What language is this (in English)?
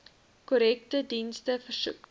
Afrikaans